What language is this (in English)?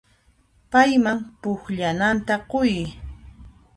Puno Quechua